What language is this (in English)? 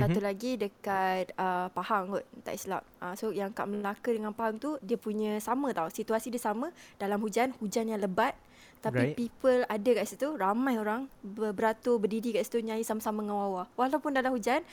Malay